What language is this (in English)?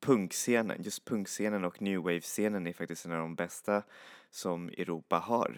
Swedish